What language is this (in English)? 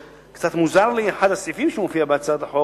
Hebrew